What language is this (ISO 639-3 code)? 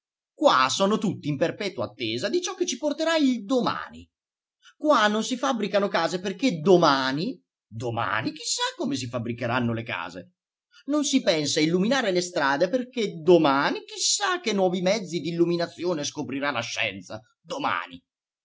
ita